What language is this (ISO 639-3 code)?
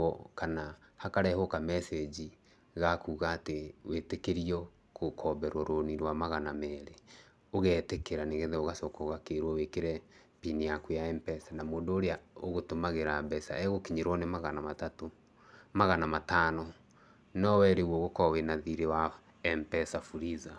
kik